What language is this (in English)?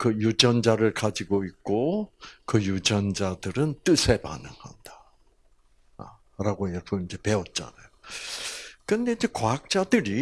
Korean